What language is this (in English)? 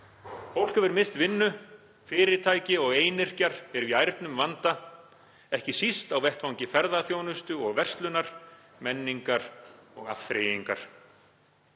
Icelandic